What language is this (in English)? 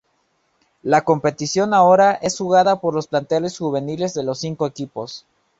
Spanish